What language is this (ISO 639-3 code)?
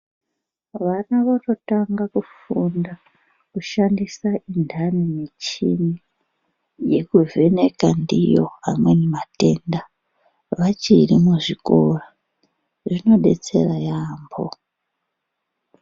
ndc